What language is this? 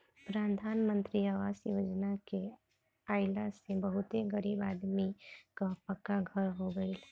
Bhojpuri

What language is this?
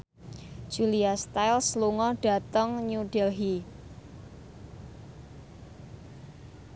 Javanese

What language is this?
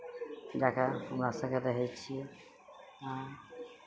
Maithili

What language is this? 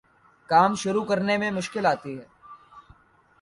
Urdu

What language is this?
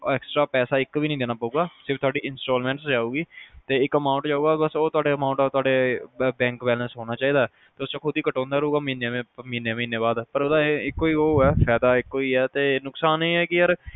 Punjabi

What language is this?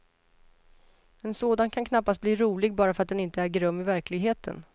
Swedish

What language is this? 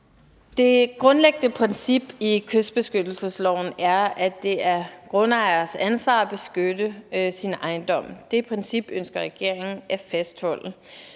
Danish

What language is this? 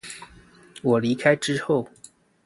Chinese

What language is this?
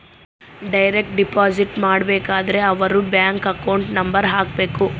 Kannada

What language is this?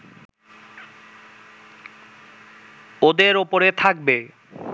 Bangla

